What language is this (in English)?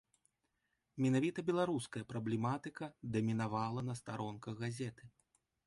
Belarusian